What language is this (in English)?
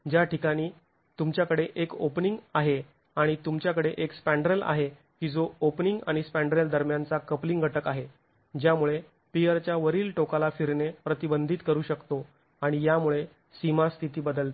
Marathi